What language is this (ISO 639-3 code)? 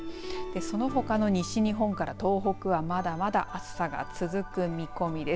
jpn